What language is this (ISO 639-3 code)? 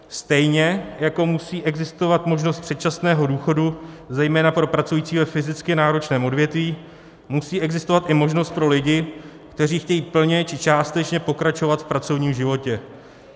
ces